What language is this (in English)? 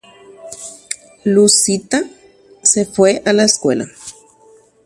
Guarani